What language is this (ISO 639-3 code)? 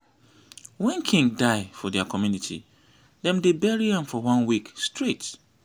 pcm